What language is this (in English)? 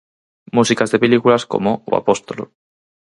Galician